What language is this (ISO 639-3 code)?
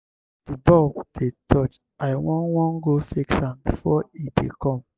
pcm